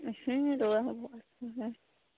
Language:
Santali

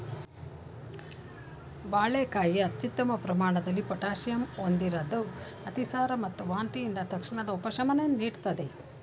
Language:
Kannada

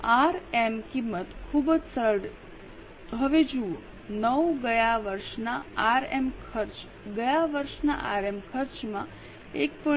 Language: Gujarati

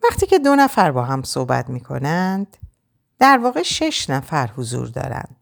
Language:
Persian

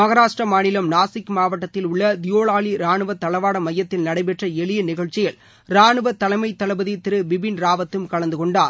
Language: Tamil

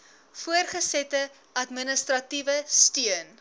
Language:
Afrikaans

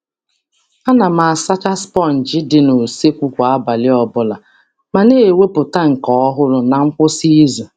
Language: Igbo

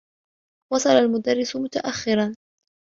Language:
Arabic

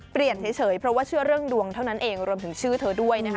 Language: Thai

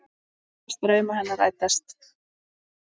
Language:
Icelandic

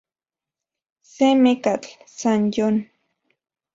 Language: Central Puebla Nahuatl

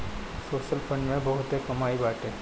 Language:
Bhojpuri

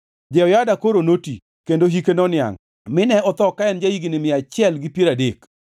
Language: Luo (Kenya and Tanzania)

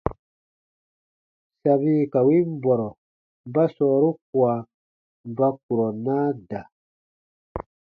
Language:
Baatonum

